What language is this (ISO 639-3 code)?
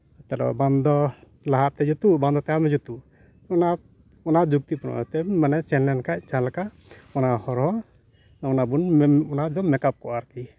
sat